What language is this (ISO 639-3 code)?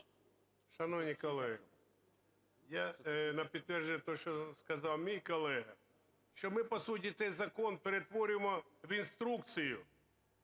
ukr